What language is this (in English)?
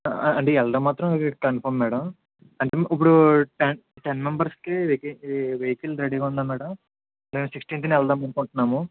Telugu